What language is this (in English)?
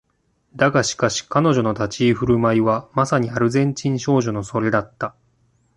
Japanese